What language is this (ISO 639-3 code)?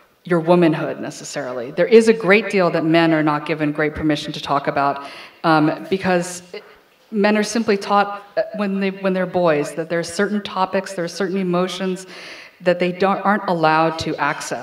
eng